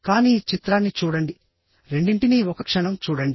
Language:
Telugu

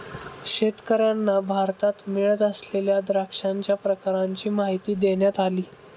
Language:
Marathi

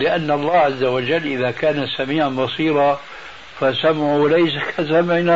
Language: Arabic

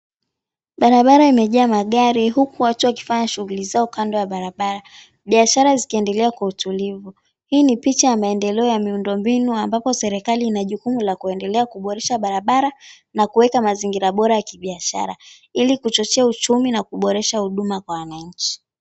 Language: Swahili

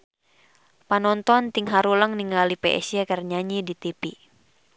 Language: Sundanese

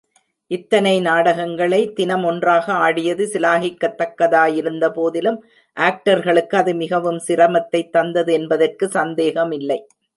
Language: Tamil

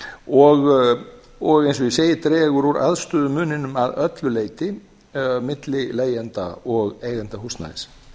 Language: Icelandic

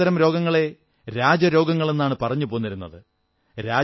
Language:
Malayalam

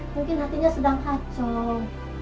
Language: Indonesian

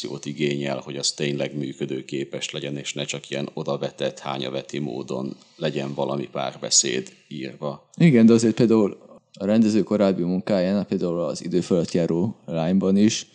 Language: Hungarian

